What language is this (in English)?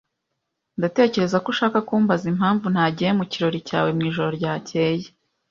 Kinyarwanda